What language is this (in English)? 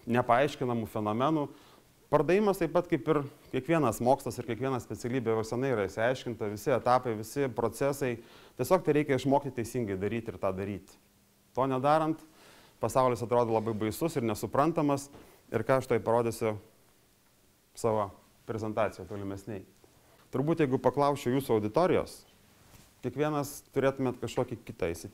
Lithuanian